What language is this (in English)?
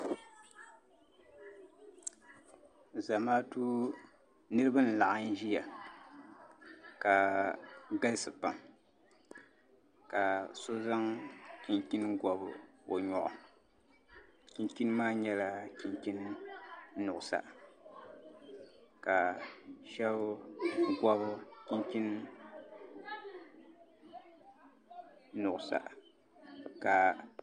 Dagbani